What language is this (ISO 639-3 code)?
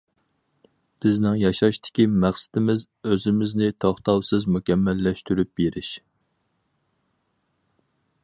uig